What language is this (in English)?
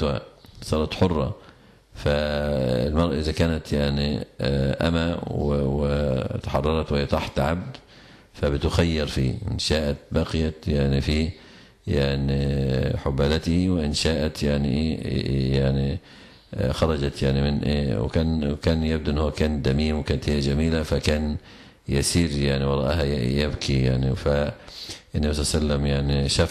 Arabic